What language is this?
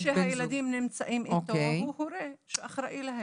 Hebrew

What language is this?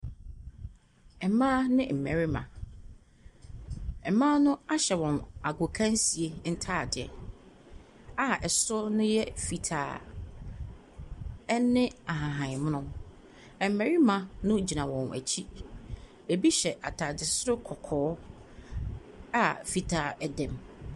Akan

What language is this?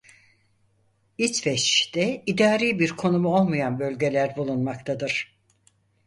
Turkish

